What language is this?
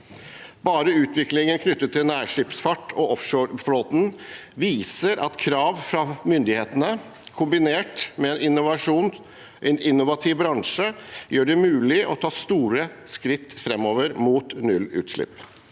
Norwegian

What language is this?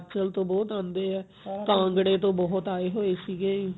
Punjabi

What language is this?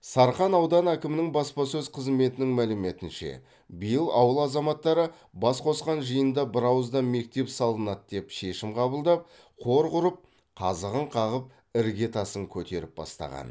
Kazakh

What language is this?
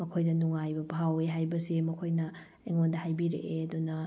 Manipuri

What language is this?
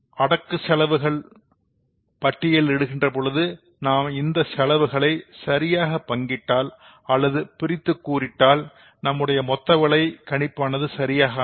Tamil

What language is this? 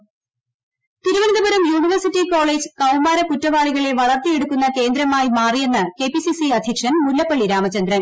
Malayalam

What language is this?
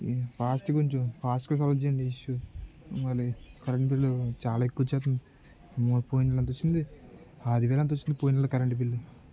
Telugu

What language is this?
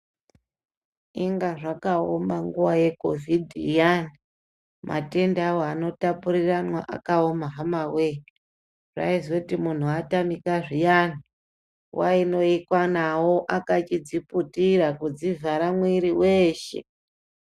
Ndau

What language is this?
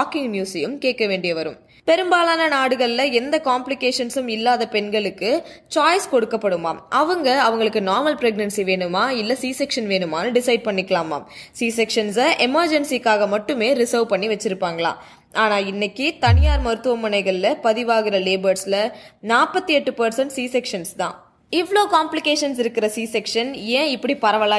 Tamil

